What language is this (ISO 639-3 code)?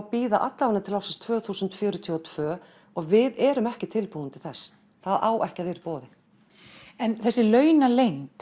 isl